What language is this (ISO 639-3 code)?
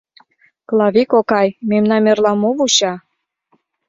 chm